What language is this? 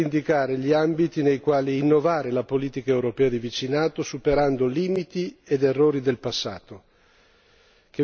Italian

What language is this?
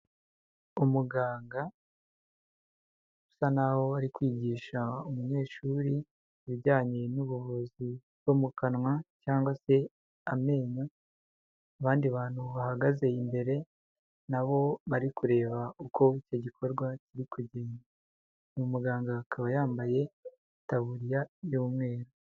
Kinyarwanda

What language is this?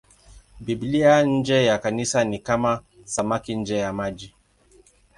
Swahili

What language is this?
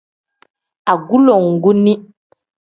Tem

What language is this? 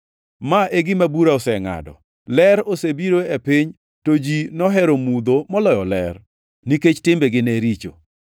Luo (Kenya and Tanzania)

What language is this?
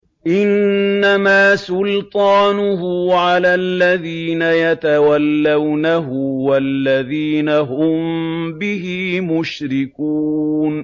Arabic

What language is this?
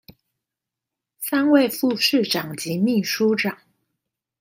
Chinese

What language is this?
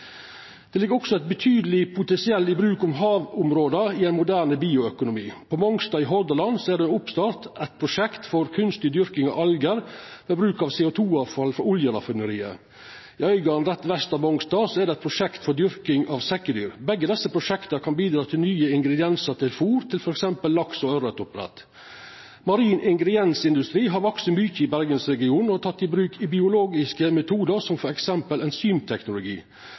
Norwegian Nynorsk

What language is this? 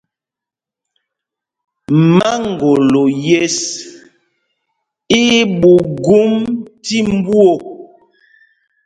Mpumpong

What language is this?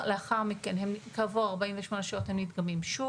Hebrew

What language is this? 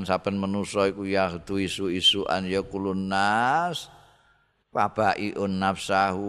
Indonesian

